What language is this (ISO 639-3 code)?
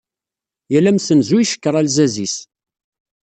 kab